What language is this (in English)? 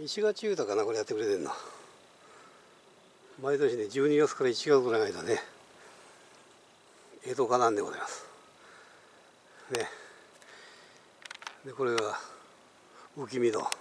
Japanese